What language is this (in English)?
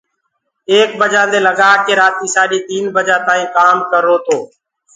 Gurgula